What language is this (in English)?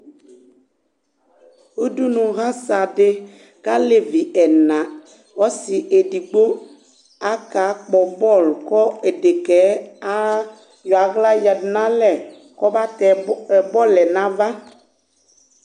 Ikposo